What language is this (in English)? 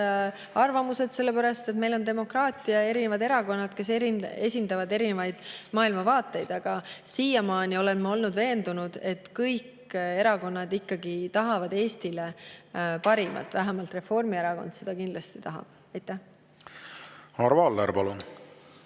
Estonian